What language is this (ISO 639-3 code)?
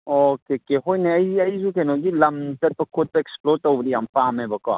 mni